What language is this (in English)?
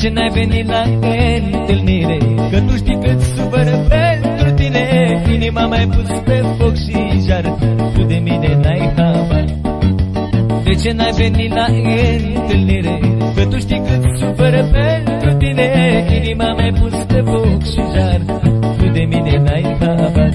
Romanian